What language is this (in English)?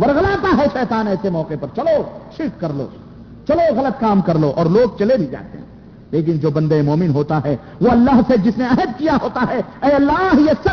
Urdu